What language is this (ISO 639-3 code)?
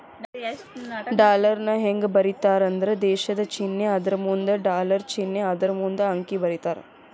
kan